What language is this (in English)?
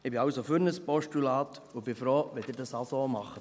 Swiss German